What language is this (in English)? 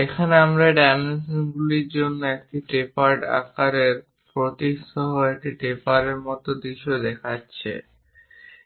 Bangla